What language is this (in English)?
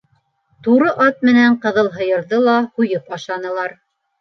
Bashkir